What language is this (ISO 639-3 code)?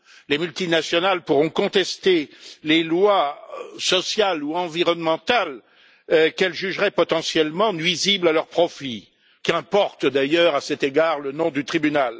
fra